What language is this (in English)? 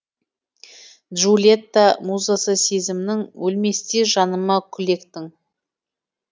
Kazakh